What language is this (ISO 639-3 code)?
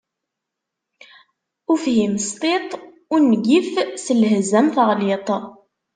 kab